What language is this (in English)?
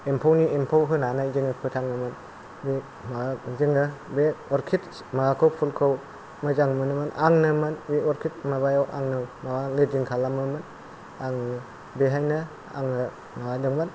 Bodo